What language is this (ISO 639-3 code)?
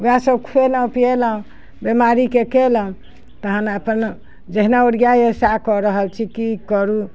mai